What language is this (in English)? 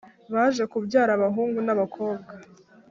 Kinyarwanda